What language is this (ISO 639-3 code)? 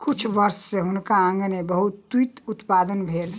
mai